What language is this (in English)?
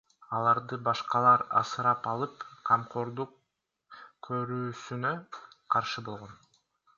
Kyrgyz